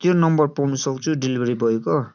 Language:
Nepali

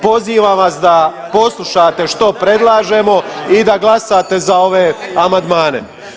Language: Croatian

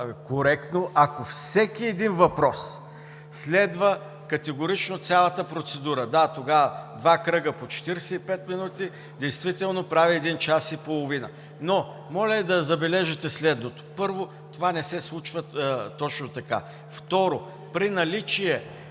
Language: Bulgarian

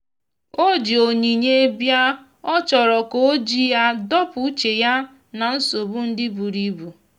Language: Igbo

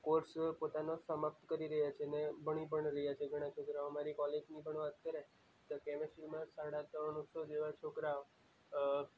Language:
Gujarati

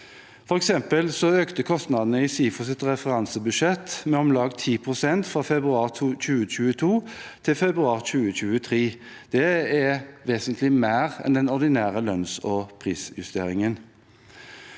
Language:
Norwegian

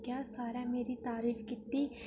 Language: Dogri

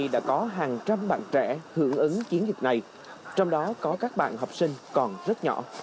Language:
Vietnamese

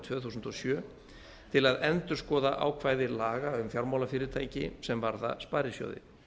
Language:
Icelandic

